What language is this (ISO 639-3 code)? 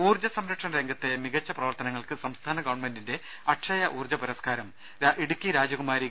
mal